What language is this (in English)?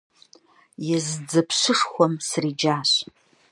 Kabardian